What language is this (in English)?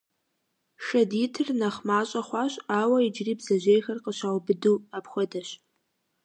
Kabardian